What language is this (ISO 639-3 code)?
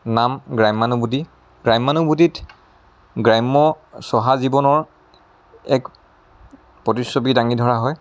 asm